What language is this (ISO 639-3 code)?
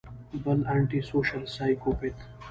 pus